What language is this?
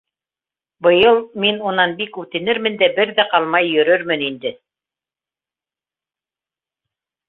Bashkir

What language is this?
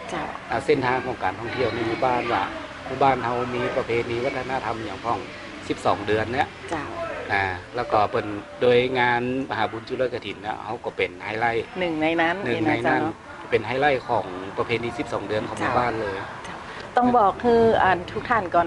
Thai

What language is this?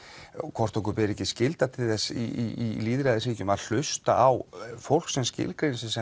Icelandic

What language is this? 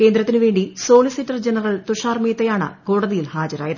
Malayalam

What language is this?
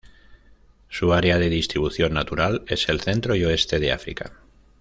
Spanish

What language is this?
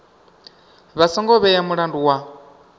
Venda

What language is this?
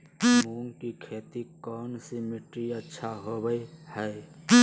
Magahi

